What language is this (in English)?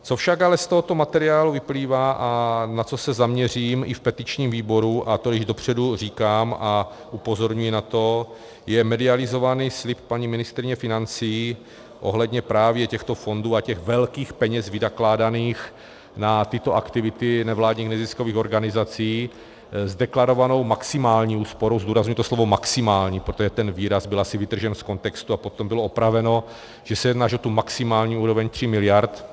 Czech